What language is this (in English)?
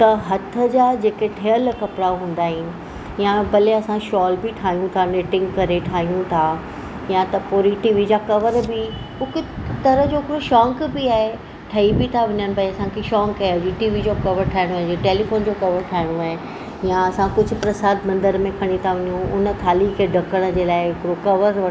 Sindhi